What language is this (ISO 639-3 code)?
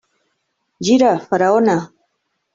cat